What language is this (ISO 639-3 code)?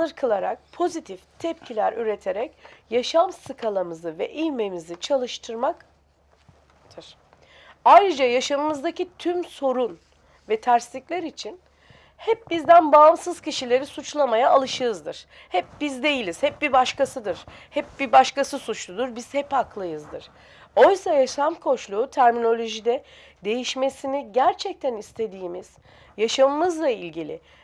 tur